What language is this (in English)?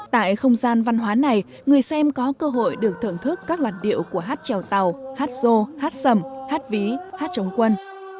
Vietnamese